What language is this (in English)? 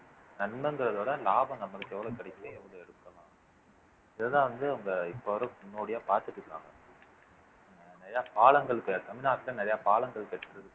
Tamil